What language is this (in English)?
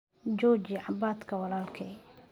Somali